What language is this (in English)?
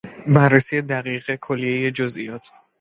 Persian